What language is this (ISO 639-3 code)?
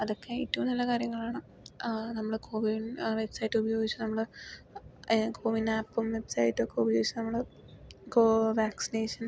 mal